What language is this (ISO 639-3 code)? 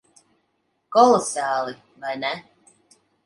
lav